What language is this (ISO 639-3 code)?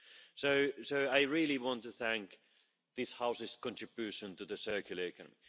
eng